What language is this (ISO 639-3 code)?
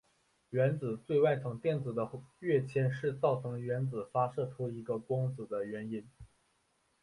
zho